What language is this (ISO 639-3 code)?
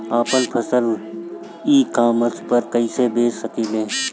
bho